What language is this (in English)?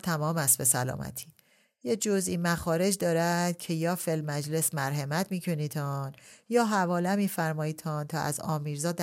Persian